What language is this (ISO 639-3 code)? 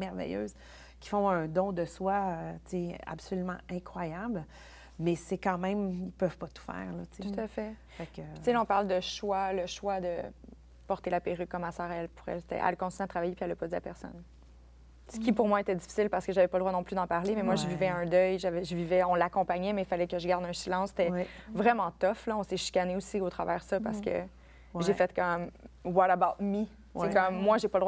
fra